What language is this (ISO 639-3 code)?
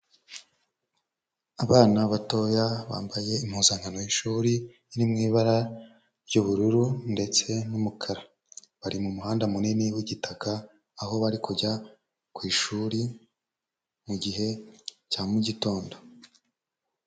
kin